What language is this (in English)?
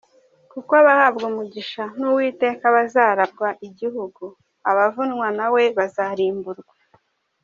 Kinyarwanda